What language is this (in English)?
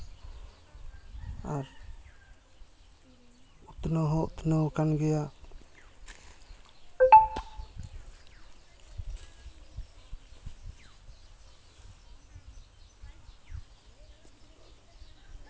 Santali